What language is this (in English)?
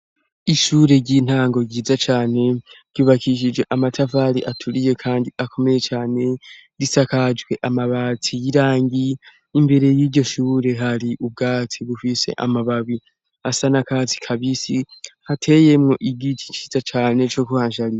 Rundi